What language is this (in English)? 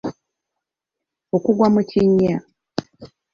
Ganda